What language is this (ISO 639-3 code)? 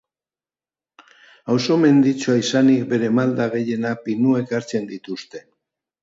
eus